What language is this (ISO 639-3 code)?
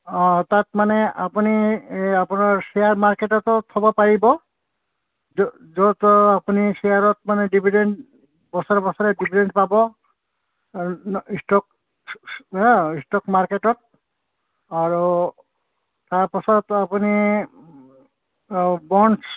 asm